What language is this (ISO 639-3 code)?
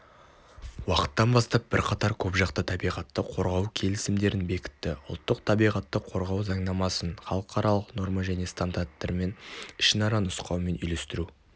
kaz